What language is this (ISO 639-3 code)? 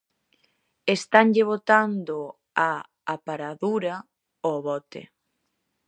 glg